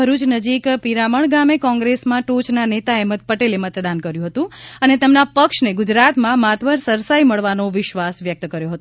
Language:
Gujarati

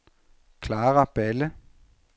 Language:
Danish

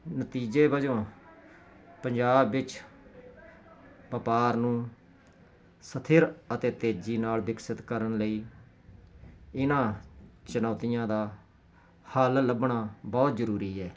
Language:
Punjabi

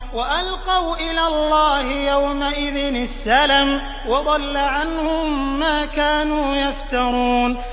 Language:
Arabic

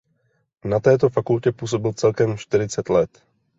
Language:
Czech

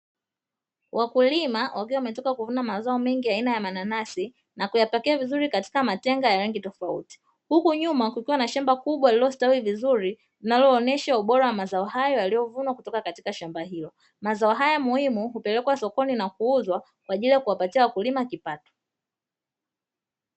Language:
Swahili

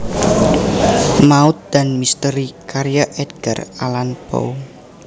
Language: Javanese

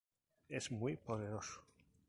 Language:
Spanish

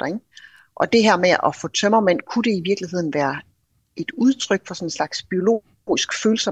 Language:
Danish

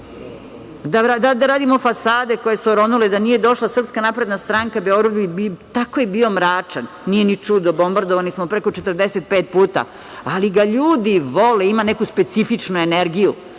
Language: Serbian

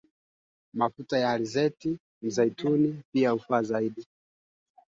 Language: Swahili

